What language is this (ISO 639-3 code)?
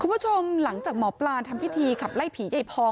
tha